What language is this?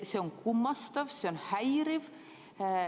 Estonian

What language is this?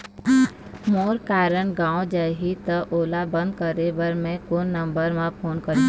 Chhattisgarhi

